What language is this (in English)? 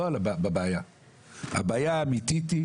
Hebrew